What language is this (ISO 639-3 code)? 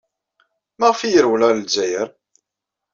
kab